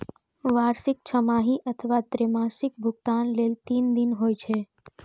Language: Maithili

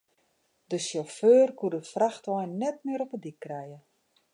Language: Western Frisian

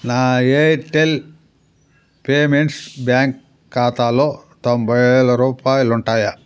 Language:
Telugu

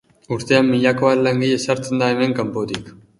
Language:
Basque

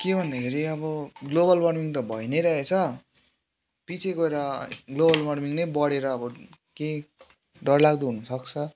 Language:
Nepali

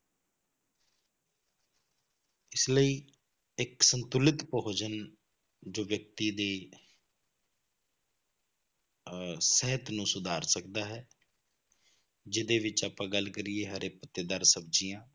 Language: Punjabi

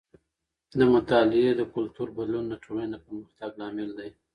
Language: Pashto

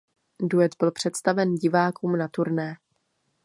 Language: Czech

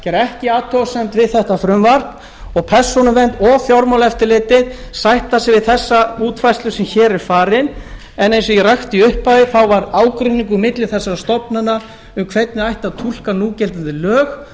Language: Icelandic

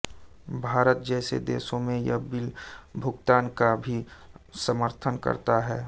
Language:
Hindi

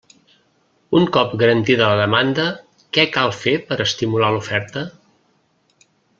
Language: Catalan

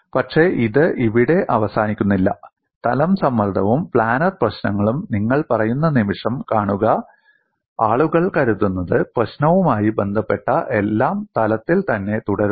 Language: Malayalam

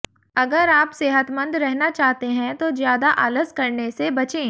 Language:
Hindi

